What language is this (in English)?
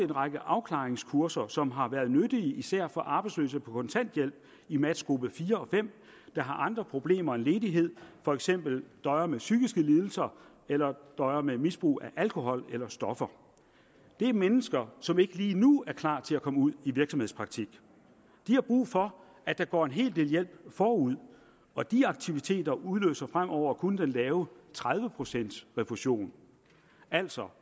Danish